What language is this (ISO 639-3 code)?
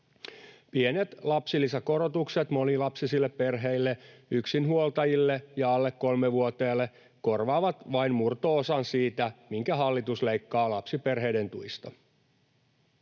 fin